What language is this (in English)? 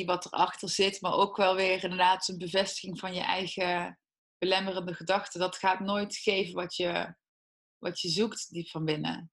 Dutch